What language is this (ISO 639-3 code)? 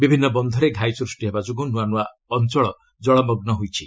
ori